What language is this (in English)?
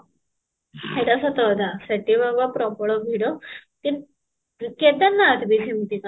Odia